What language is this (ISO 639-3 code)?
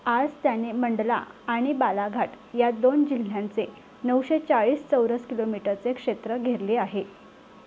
mar